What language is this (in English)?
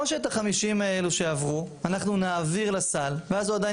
Hebrew